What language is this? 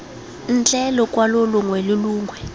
Tswana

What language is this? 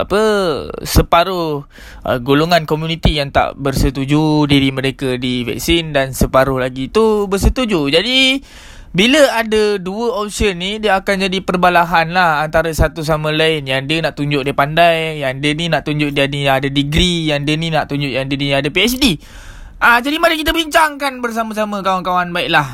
Malay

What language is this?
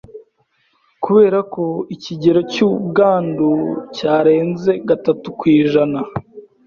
Kinyarwanda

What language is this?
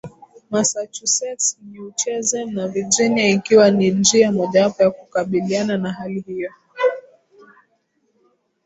Swahili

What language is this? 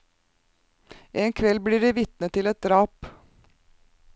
Norwegian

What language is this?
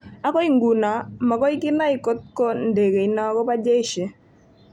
Kalenjin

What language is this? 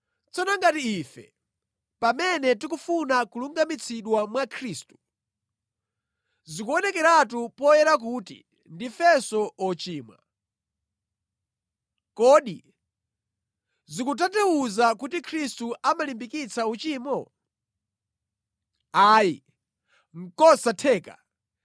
Nyanja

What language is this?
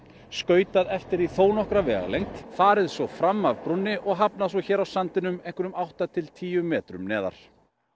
Icelandic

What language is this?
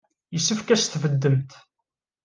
Kabyle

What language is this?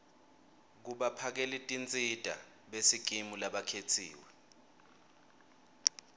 Swati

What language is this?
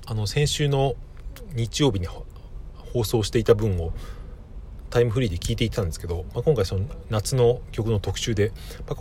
Japanese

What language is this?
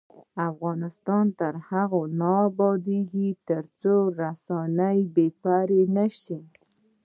Pashto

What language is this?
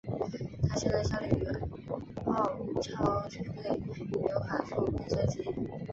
Chinese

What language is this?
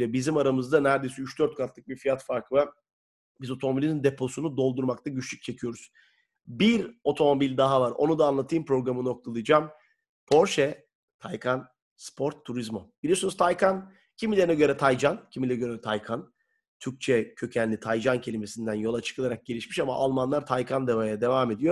Turkish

